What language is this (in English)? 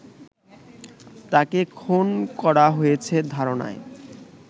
Bangla